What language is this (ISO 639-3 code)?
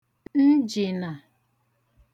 ibo